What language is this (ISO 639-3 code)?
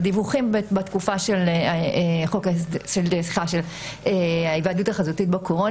heb